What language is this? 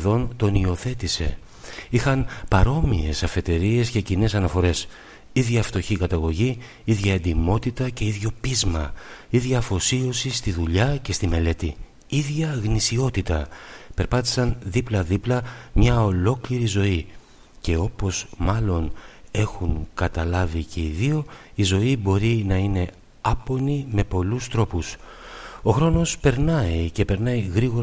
Greek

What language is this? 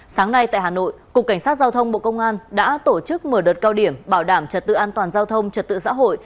Vietnamese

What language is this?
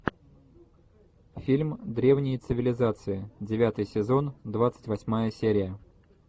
Russian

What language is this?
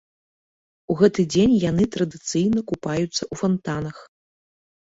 Belarusian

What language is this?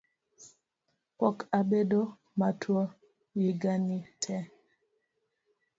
Luo (Kenya and Tanzania)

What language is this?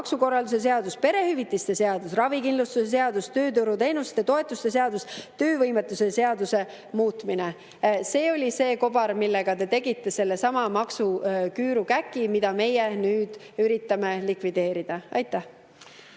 Estonian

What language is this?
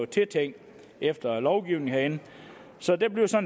Danish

